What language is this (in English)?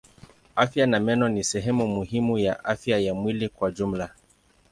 Swahili